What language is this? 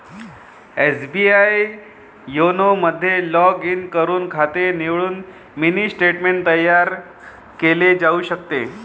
Marathi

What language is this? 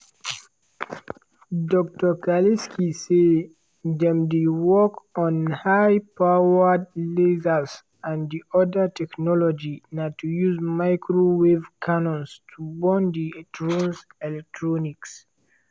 Nigerian Pidgin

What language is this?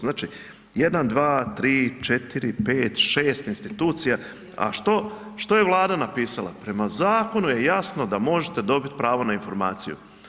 Croatian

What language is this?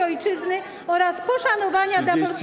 Polish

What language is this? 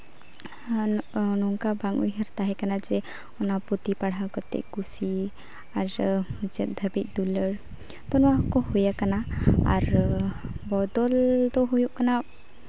Santali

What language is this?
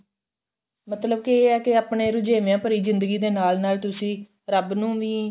Punjabi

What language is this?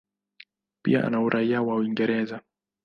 Swahili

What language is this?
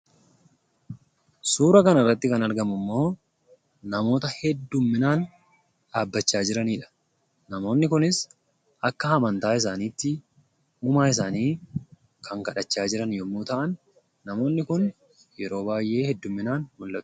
Oromo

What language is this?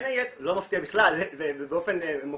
Hebrew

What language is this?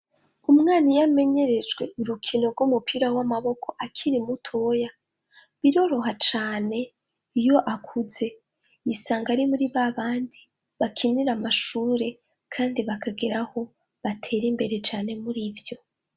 Rundi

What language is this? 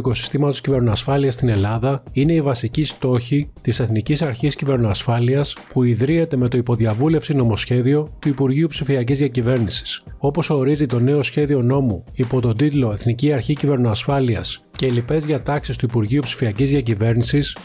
Greek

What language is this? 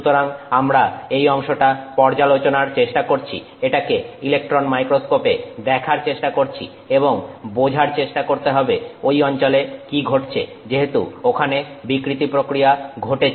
Bangla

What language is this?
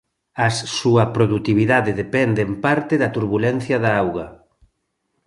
Galician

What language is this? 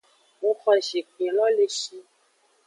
Aja (Benin)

